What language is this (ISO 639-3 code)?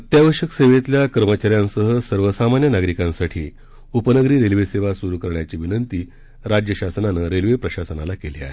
mar